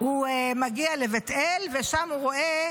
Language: Hebrew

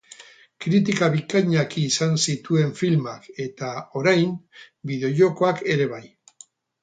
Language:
Basque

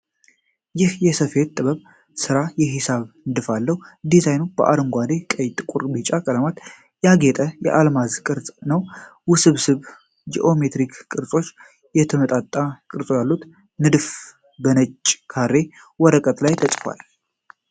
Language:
Amharic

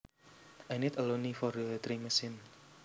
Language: Javanese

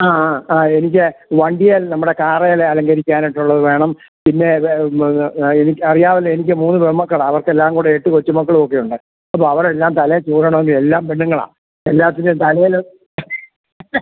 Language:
Malayalam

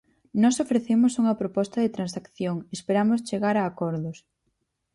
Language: Galician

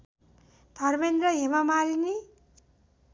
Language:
Nepali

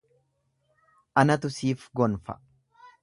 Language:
Oromo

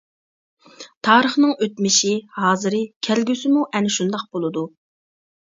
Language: Uyghur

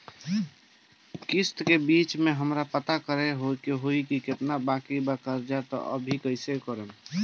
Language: Bhojpuri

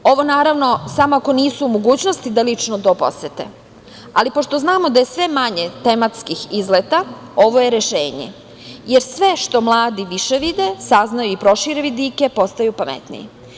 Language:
Serbian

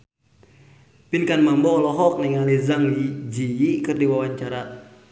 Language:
Sundanese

